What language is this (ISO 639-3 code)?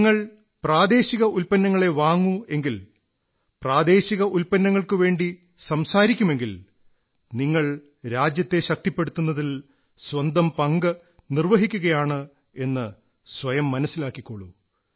mal